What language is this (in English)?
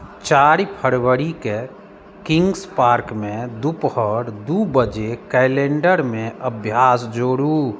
Maithili